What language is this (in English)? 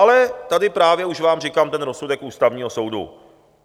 Czech